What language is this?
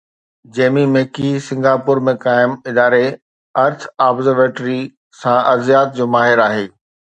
Sindhi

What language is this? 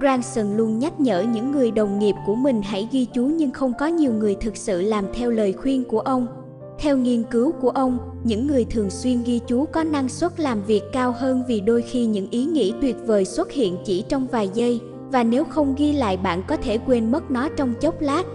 Vietnamese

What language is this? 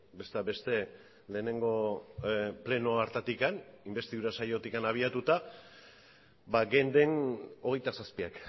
Basque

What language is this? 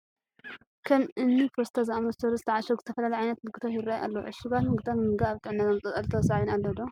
Tigrinya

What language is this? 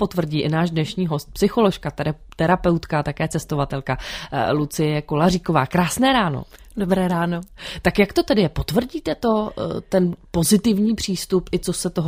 Czech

